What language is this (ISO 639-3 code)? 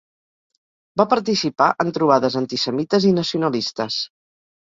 cat